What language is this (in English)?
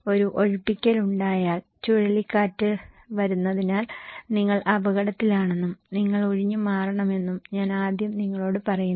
Malayalam